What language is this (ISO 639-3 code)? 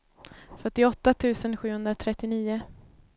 swe